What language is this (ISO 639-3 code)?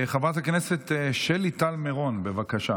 heb